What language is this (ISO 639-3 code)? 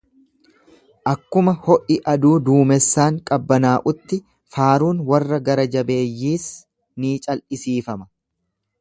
orm